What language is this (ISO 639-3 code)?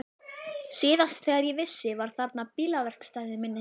isl